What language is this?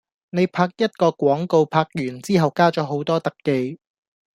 Cantonese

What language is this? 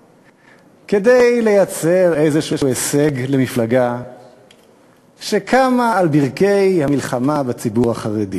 Hebrew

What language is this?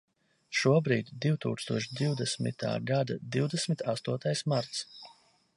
Latvian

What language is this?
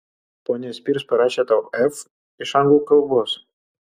Lithuanian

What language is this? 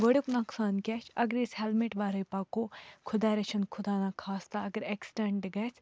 Kashmiri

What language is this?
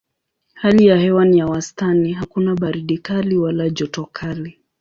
Swahili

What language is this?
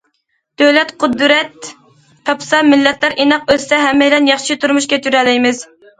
Uyghur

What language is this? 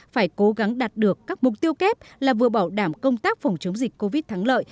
Vietnamese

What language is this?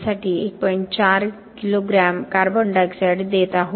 Marathi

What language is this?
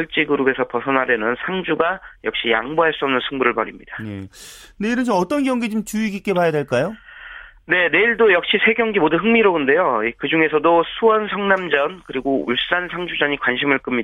Korean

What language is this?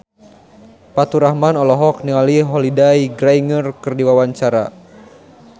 Sundanese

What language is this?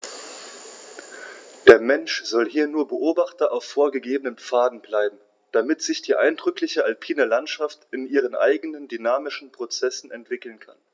German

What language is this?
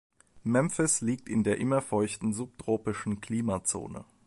German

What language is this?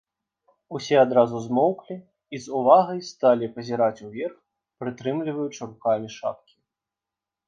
Belarusian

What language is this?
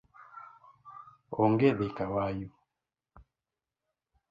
Luo (Kenya and Tanzania)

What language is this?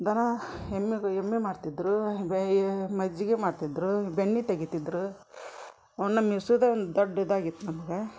Kannada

